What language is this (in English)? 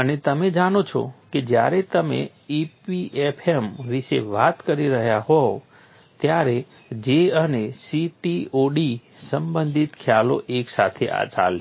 Gujarati